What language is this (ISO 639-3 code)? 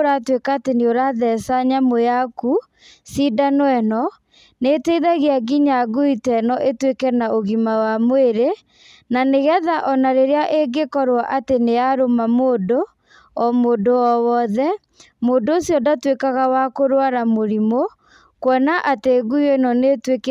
kik